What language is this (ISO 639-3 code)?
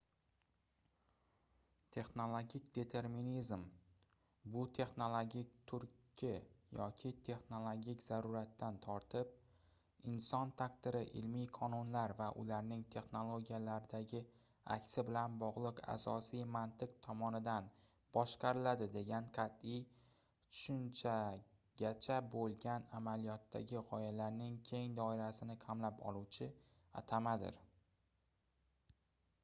uzb